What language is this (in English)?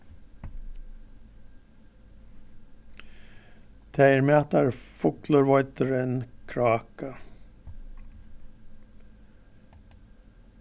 Faroese